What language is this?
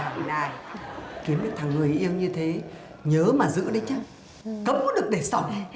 Vietnamese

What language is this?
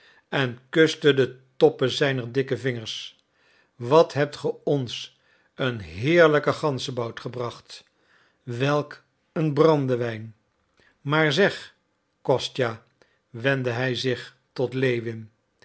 Dutch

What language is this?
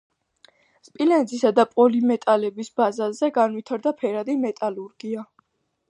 Georgian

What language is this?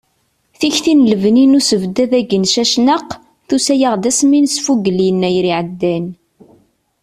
Kabyle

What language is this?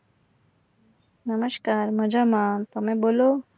Gujarati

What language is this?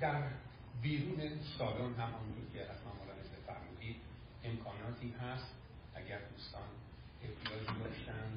Persian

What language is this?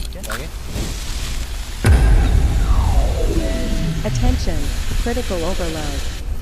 Korean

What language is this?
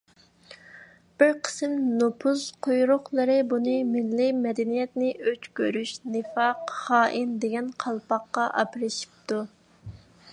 Uyghur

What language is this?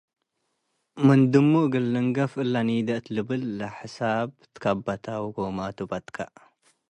Tigre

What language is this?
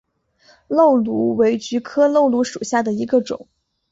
Chinese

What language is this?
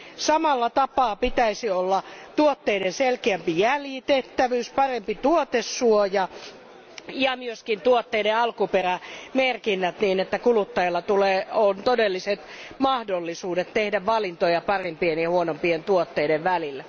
Finnish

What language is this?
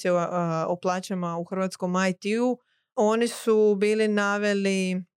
Croatian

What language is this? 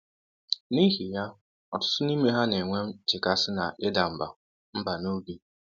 Igbo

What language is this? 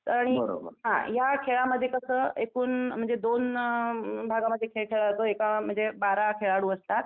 Marathi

